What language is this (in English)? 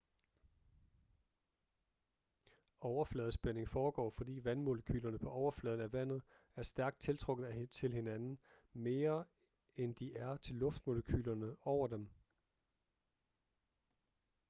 Danish